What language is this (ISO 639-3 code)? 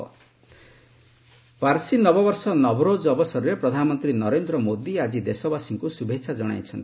ori